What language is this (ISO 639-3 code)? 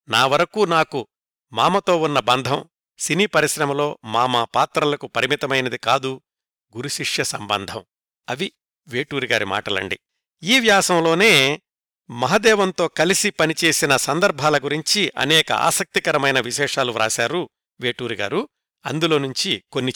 tel